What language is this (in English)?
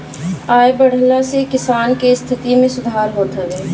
Bhojpuri